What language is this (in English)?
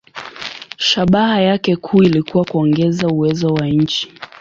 Swahili